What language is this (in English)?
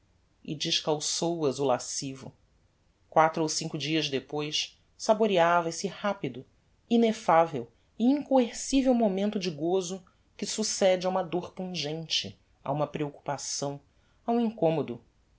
Portuguese